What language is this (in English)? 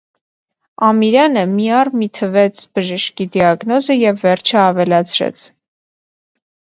Armenian